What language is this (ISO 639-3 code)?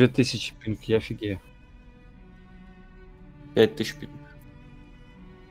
rus